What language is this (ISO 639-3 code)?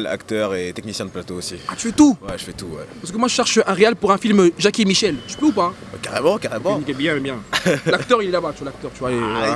fra